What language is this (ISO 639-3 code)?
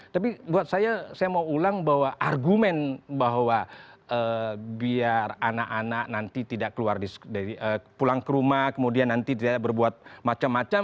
ind